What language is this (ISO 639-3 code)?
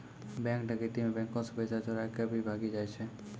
mai